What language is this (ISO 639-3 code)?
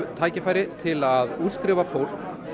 isl